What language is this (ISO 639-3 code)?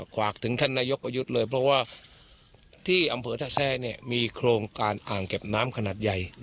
tha